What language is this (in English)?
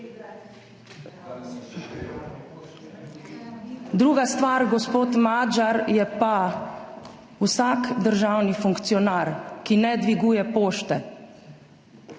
Slovenian